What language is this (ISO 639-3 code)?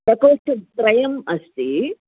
san